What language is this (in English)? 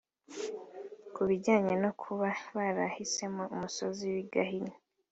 Kinyarwanda